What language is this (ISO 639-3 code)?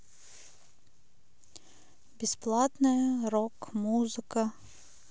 rus